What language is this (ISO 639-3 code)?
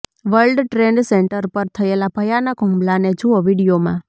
guj